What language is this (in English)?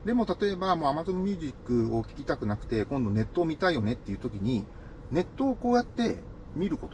Japanese